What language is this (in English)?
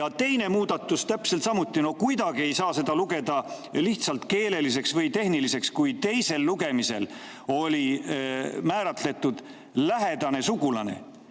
Estonian